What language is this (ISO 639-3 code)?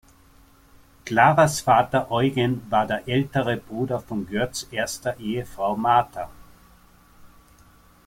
deu